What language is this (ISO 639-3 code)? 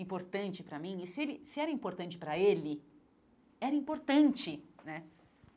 por